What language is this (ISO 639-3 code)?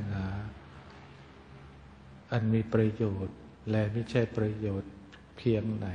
tha